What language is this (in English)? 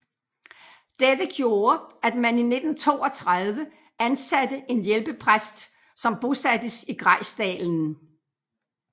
Danish